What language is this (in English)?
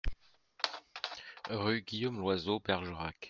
French